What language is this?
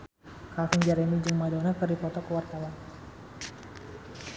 Sundanese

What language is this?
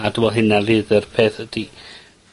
Welsh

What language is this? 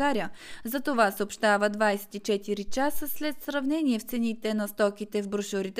Bulgarian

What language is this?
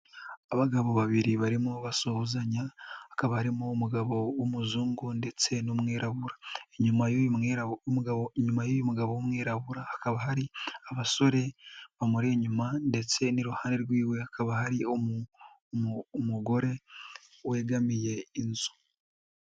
Kinyarwanda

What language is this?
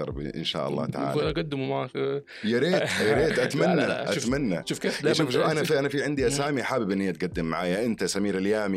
Arabic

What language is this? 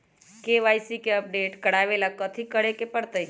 Magahi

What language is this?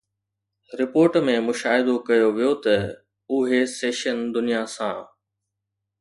Sindhi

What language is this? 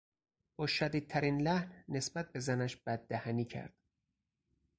Persian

